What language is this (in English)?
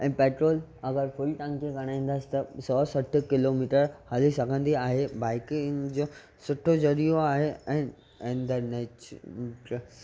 Sindhi